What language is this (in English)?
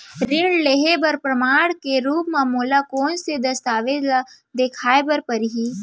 Chhattisgarhi